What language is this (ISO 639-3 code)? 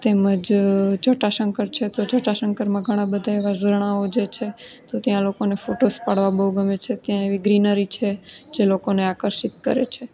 guj